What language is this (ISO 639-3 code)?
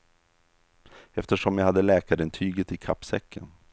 swe